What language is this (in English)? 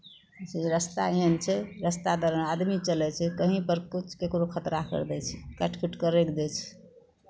Maithili